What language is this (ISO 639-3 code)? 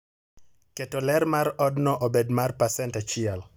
luo